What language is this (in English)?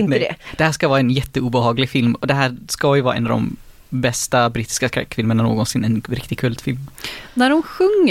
Swedish